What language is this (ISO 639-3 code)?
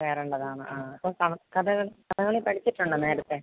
mal